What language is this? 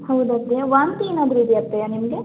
Kannada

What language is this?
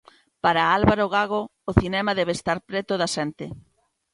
Galician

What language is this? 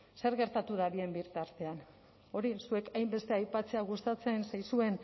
Basque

